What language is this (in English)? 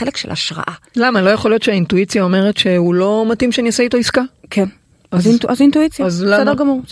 Hebrew